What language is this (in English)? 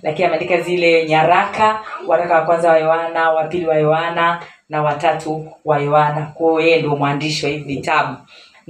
Swahili